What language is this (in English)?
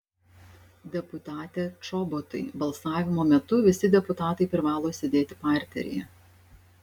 Lithuanian